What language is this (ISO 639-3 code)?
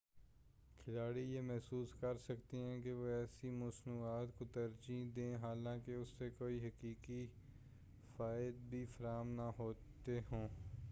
urd